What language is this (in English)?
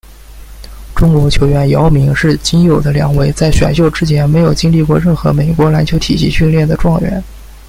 Chinese